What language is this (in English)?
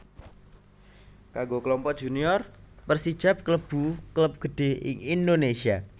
Javanese